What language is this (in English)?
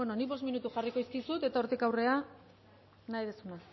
Basque